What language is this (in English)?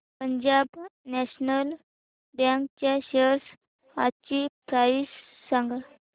Marathi